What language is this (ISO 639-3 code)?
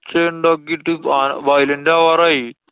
mal